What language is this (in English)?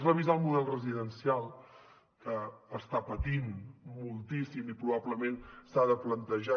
Catalan